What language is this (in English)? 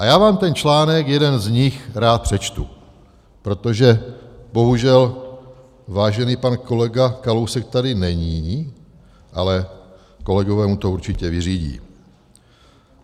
Czech